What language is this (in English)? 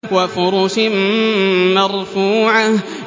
Arabic